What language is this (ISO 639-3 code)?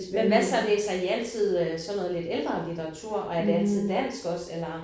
dan